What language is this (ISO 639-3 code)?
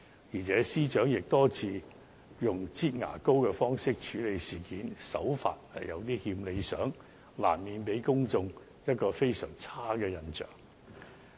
yue